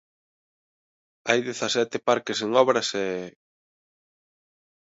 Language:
Galician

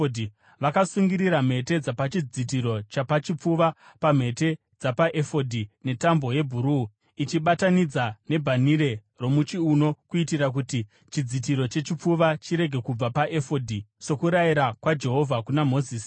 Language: Shona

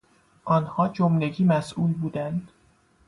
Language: Persian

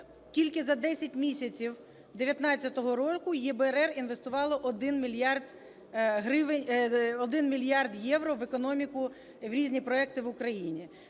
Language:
Ukrainian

